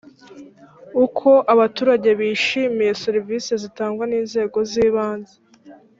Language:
Kinyarwanda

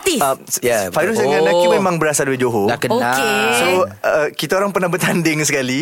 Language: Malay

